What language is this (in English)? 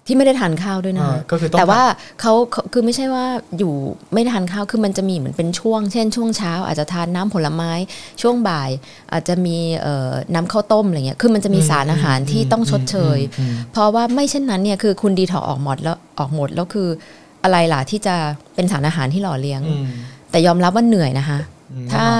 Thai